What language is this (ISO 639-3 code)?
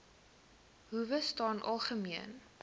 afr